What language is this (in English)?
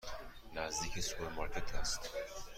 Persian